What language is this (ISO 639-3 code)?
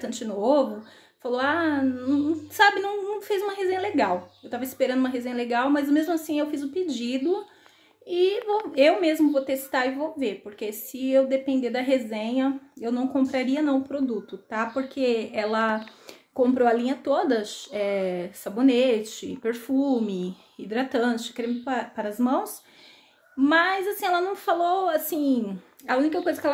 por